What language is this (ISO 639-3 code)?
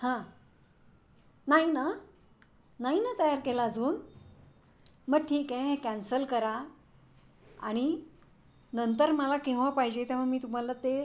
mar